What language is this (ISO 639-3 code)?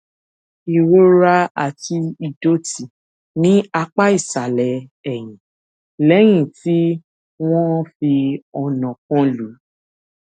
yor